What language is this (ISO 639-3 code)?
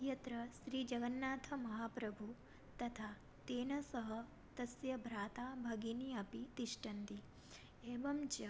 san